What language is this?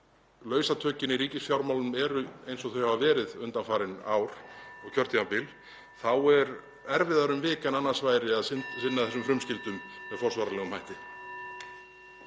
Icelandic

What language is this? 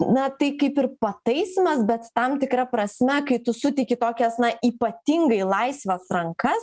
Lithuanian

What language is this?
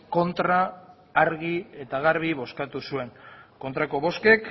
Basque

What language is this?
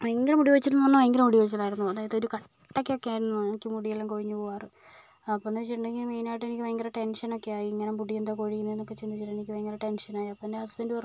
Malayalam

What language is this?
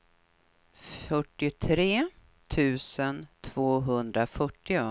Swedish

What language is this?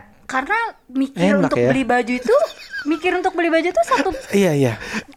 Indonesian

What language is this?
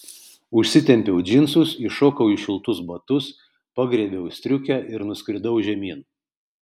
Lithuanian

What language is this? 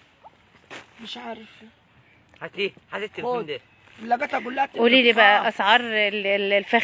Arabic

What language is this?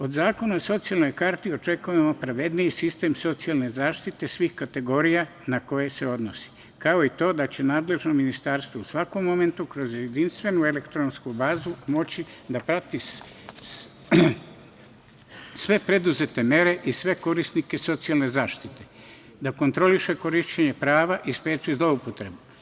Serbian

